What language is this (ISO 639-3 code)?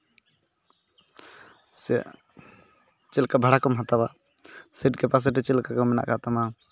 sat